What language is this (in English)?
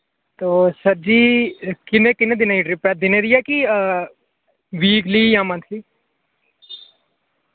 Dogri